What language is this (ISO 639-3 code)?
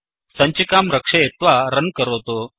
san